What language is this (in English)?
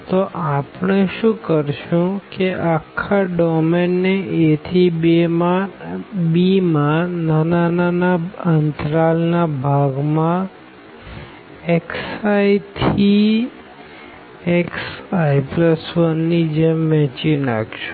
Gujarati